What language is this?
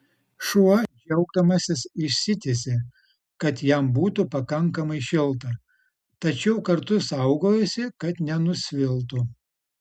Lithuanian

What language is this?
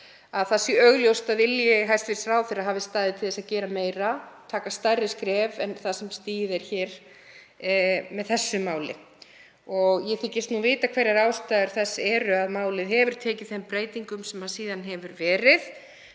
Icelandic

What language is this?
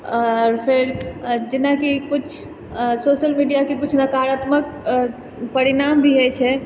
Maithili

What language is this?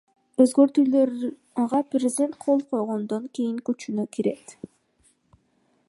Kyrgyz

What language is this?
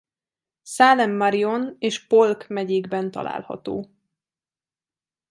Hungarian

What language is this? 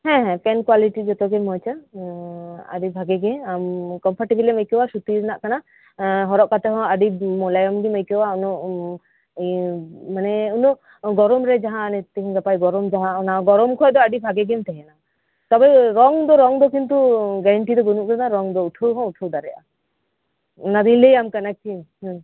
Santali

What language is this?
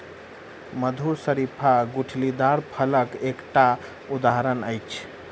Maithili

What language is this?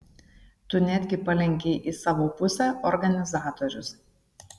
Lithuanian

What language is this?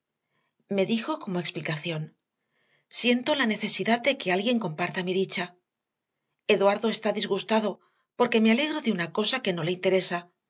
Spanish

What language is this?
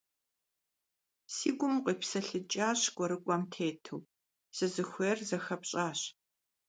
Kabardian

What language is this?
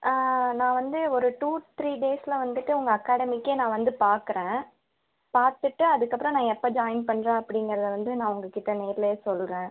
Tamil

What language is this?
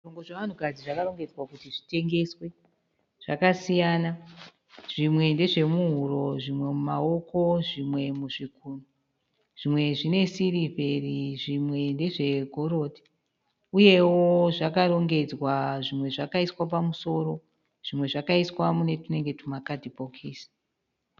Shona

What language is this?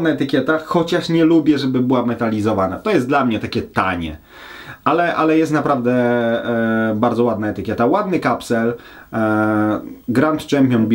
Polish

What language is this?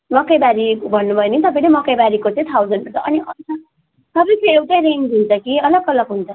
Nepali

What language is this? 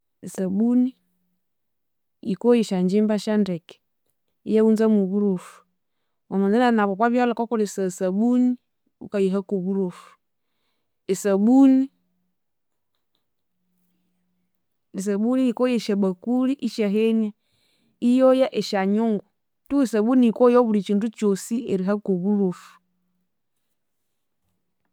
Konzo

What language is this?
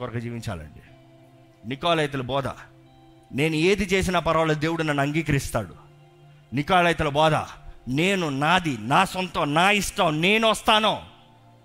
Telugu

